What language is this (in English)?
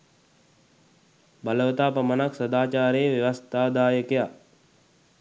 Sinhala